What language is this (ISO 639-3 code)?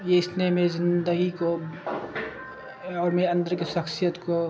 urd